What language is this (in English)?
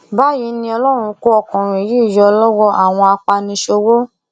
Yoruba